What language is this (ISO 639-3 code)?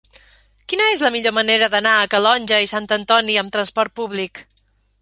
cat